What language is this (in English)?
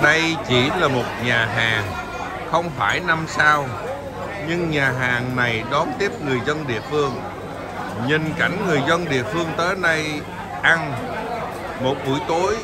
Vietnamese